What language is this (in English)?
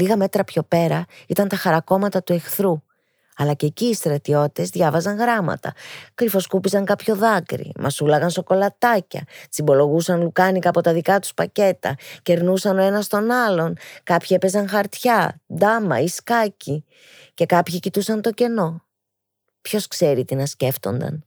Greek